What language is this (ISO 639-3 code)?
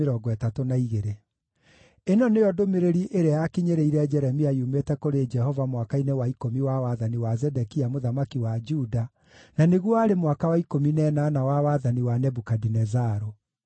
kik